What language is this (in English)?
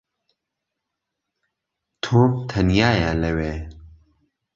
Central Kurdish